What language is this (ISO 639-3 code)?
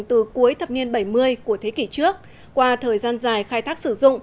vie